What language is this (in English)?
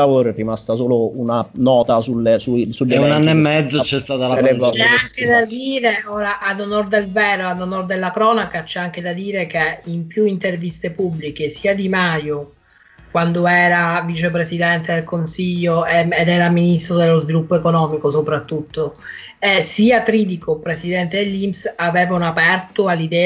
Italian